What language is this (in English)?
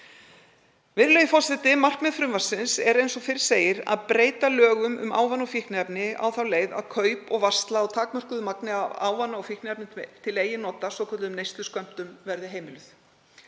Icelandic